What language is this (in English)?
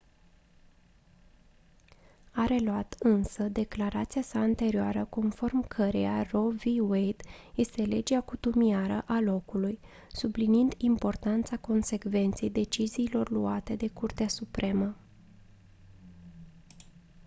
Romanian